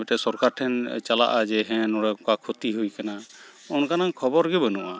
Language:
Santali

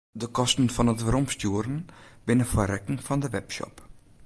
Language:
Western Frisian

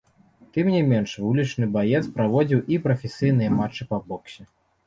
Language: Belarusian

